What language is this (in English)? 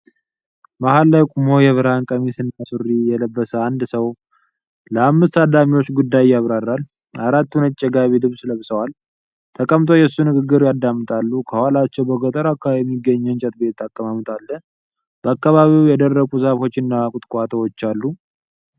Amharic